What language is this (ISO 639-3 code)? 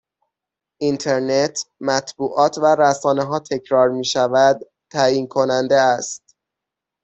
fas